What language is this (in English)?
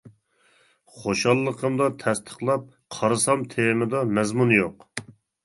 Uyghur